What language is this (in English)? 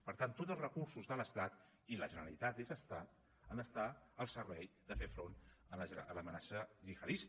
Catalan